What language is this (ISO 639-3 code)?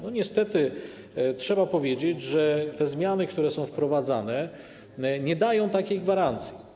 pol